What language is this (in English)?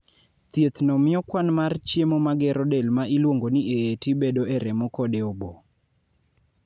Luo (Kenya and Tanzania)